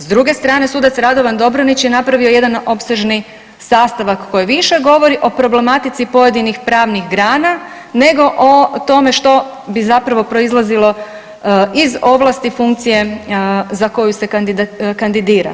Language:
Croatian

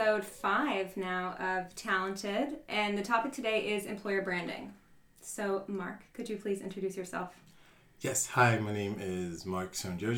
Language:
English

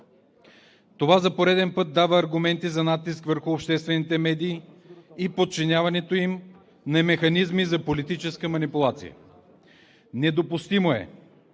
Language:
Bulgarian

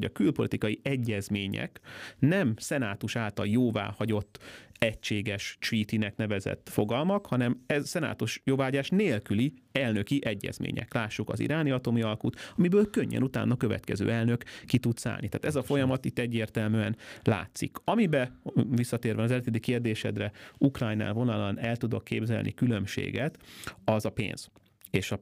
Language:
Hungarian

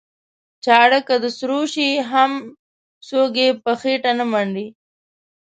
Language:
Pashto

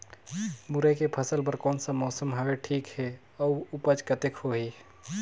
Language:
Chhattisgarhi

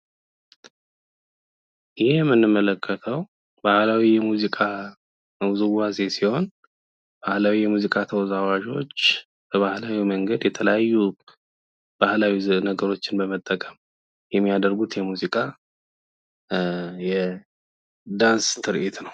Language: Amharic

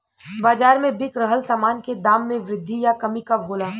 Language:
Bhojpuri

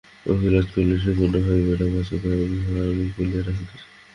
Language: Bangla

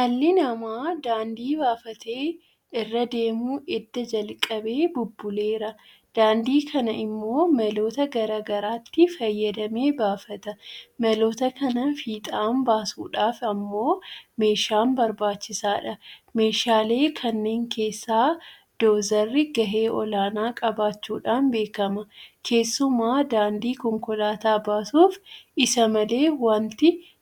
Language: Oromo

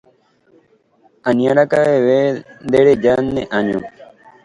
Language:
Guarani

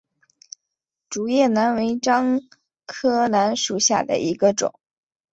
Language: Chinese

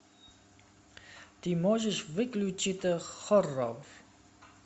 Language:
Russian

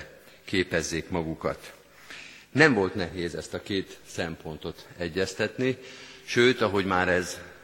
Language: Hungarian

